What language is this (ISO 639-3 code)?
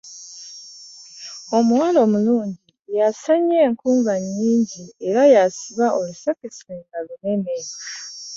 lug